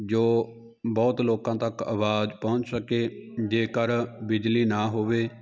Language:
Punjabi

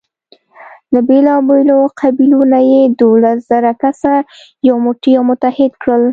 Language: Pashto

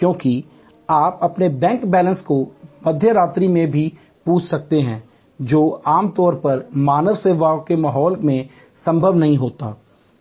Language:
Hindi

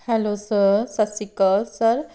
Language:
Punjabi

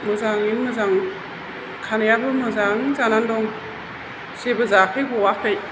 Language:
Bodo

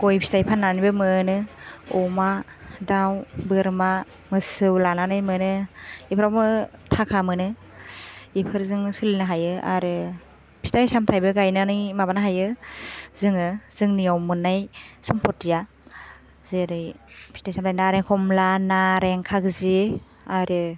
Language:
Bodo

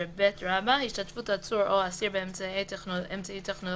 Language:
Hebrew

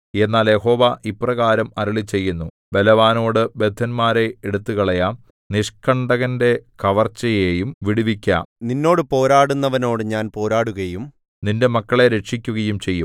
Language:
Malayalam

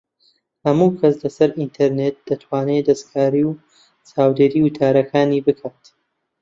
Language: Central Kurdish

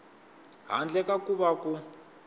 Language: Tsonga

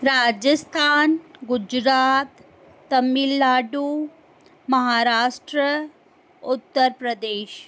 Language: Sindhi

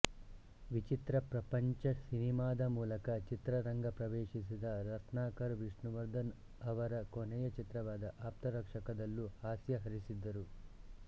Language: Kannada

